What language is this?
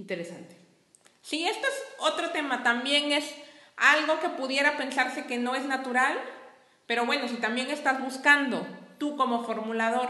Spanish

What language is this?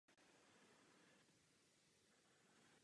Czech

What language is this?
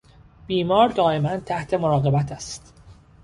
Persian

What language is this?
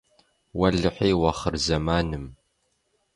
Kabardian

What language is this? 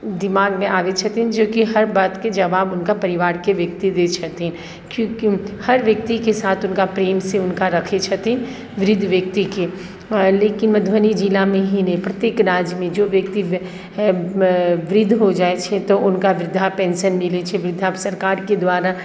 Maithili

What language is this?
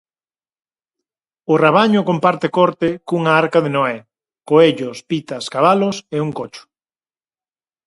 Galician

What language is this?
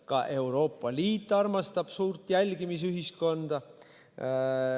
Estonian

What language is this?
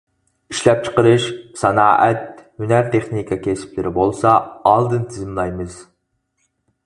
Uyghur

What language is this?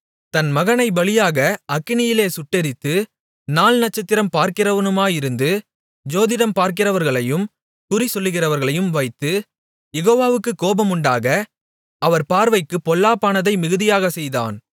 Tamil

